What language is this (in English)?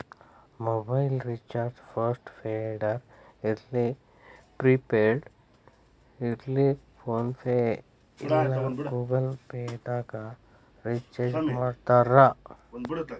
Kannada